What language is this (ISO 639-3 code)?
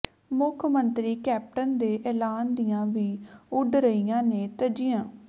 pan